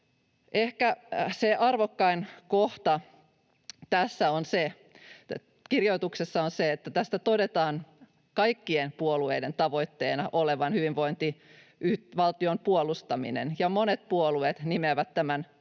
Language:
Finnish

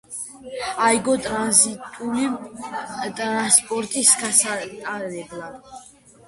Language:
Georgian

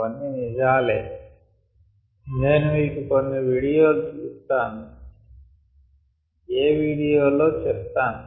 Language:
Telugu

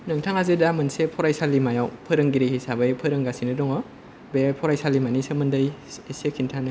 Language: Bodo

